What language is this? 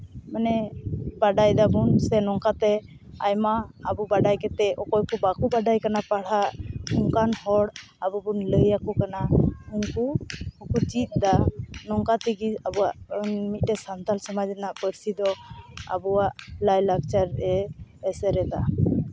Santali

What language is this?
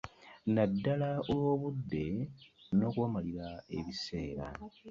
Ganda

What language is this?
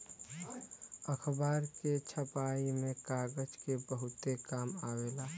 Bhojpuri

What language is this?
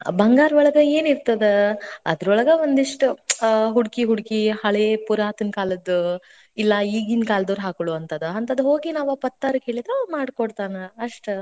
Kannada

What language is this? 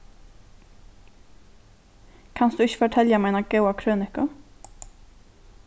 Faroese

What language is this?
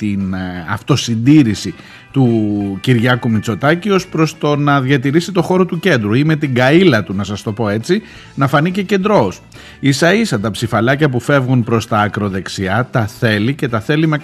Greek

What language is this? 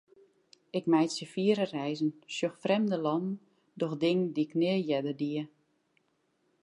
Western Frisian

